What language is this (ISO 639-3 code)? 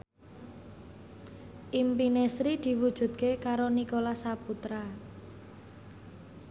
jav